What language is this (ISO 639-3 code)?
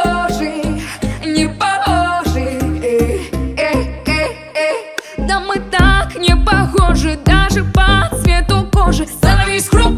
rus